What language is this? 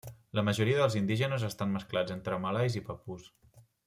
Catalan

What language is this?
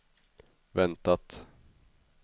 Swedish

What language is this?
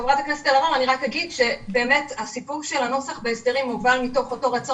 Hebrew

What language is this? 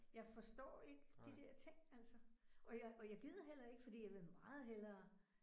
Danish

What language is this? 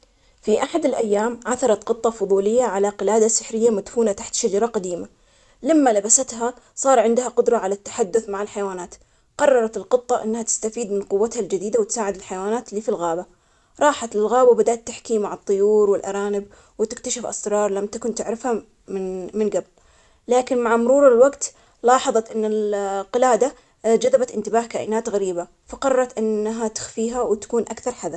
Omani Arabic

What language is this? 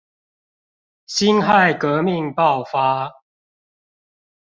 Chinese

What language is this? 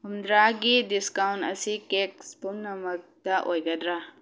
Manipuri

